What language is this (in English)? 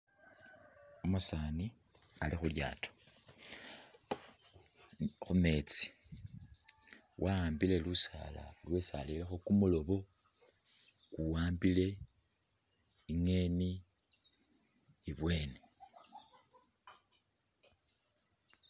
Masaaba